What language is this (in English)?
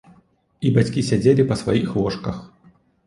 Belarusian